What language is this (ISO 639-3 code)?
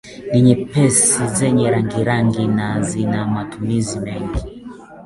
swa